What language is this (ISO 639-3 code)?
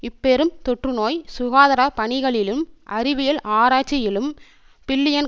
tam